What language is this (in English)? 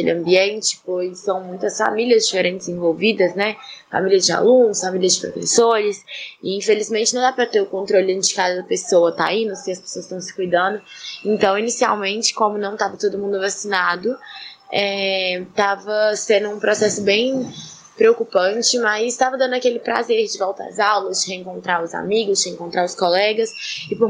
Portuguese